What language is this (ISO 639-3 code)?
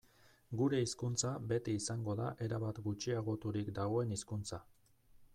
eus